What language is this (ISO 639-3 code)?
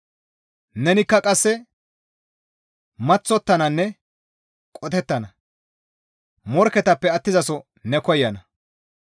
gmv